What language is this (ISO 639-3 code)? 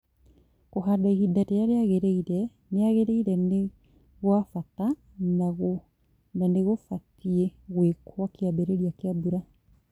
kik